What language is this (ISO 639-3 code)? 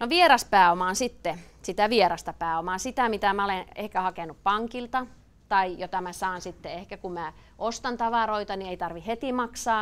fin